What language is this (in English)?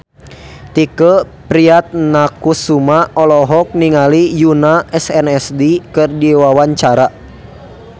Sundanese